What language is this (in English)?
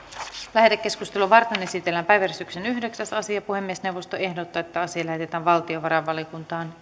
Finnish